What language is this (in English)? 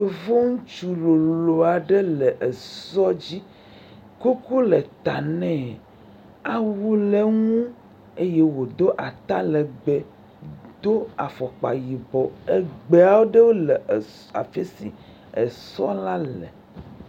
Ewe